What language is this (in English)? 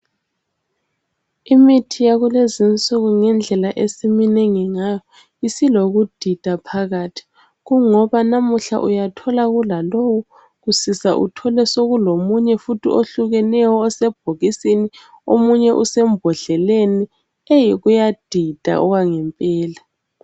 North Ndebele